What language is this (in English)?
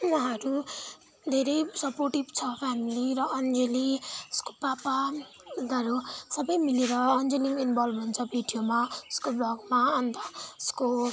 Nepali